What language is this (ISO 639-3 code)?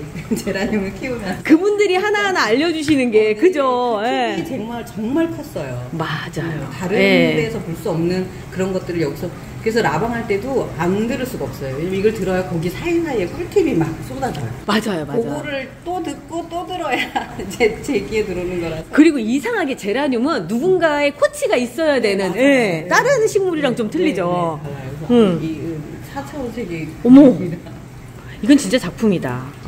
kor